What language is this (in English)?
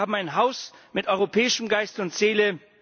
German